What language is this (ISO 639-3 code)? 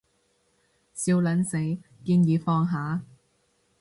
yue